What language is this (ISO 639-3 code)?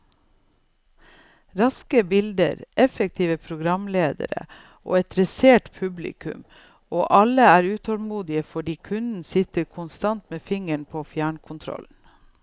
nor